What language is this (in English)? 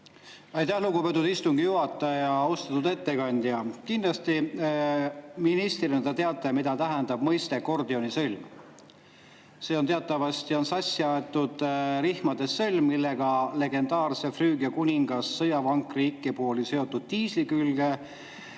Estonian